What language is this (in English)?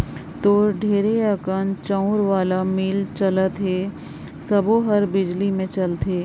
Chhattisgarhi